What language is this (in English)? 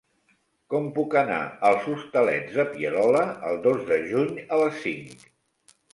Catalan